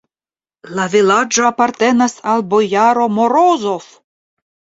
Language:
Esperanto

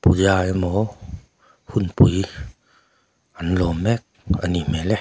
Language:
Mizo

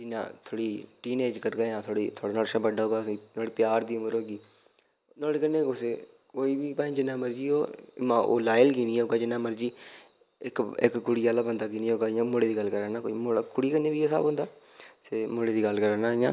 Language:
Dogri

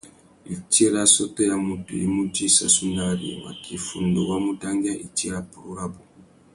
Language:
Tuki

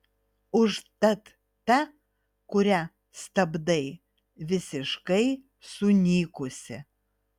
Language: Lithuanian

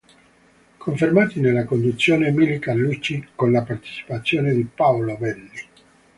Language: Italian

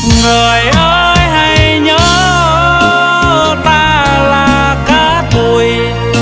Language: Vietnamese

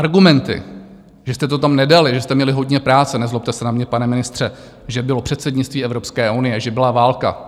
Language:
Czech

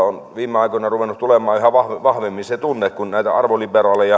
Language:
Finnish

